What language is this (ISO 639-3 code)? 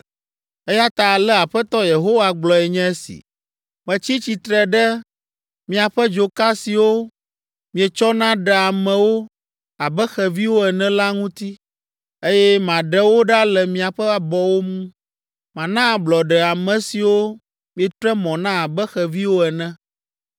ewe